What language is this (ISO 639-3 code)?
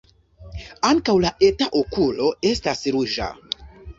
epo